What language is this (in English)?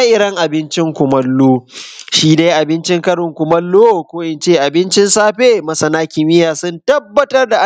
Hausa